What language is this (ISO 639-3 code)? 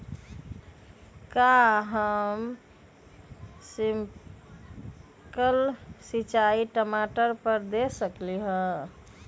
mag